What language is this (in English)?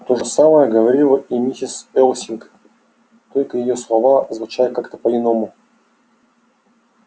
Russian